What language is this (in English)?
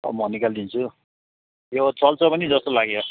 Nepali